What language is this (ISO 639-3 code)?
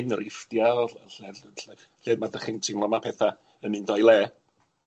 cym